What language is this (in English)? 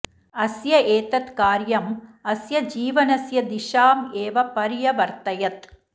Sanskrit